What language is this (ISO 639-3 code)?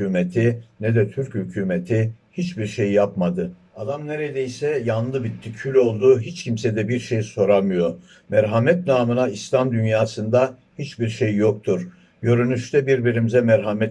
tur